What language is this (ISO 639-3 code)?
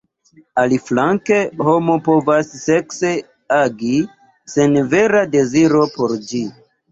epo